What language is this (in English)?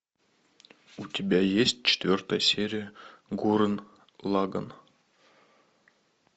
Russian